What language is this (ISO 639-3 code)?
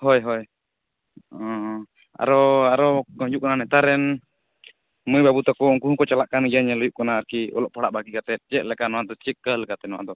sat